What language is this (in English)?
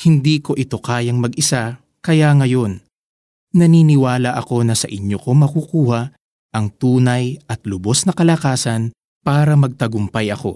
Filipino